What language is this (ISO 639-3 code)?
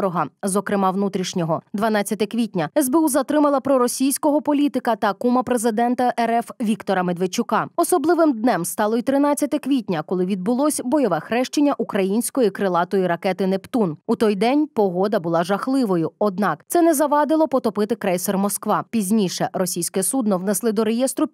ukr